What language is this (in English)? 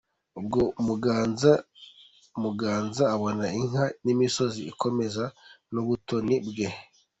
Kinyarwanda